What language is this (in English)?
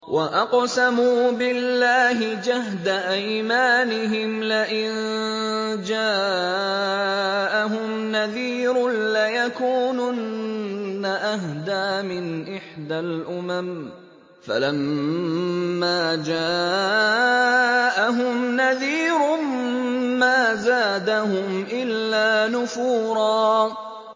Arabic